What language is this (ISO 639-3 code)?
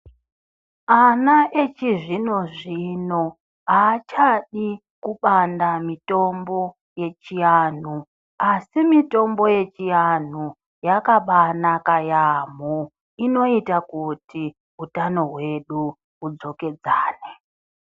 ndc